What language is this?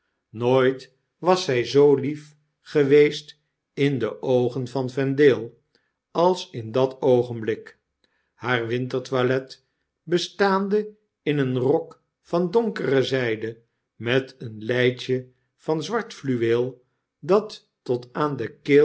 Dutch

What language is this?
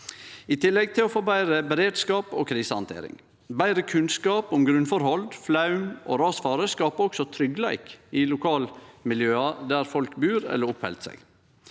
Norwegian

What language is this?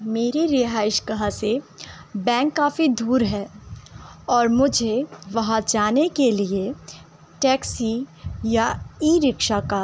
Urdu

